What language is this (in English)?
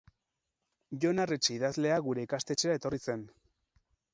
Basque